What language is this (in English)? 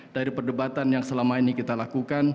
Indonesian